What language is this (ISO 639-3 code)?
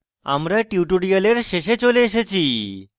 ben